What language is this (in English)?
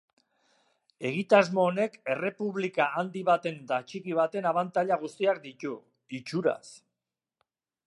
Basque